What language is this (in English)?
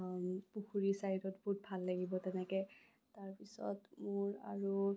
Assamese